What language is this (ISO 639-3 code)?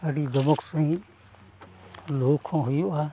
sat